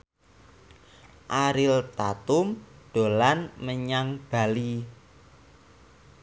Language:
Javanese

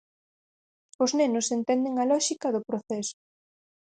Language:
Galician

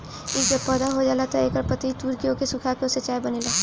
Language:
Bhojpuri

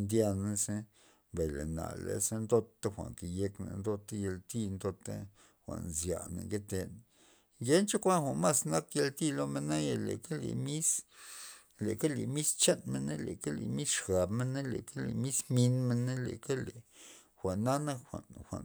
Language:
Loxicha Zapotec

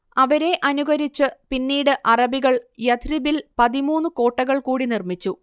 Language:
Malayalam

